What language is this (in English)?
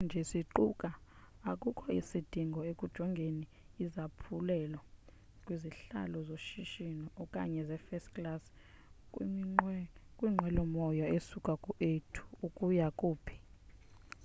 Xhosa